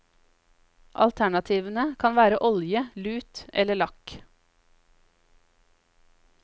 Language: Norwegian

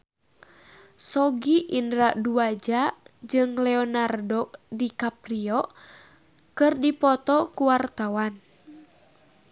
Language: Sundanese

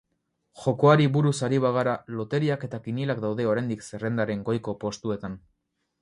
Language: Basque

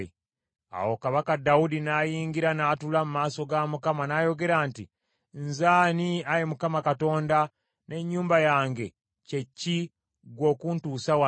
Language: Ganda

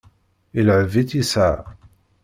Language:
Kabyle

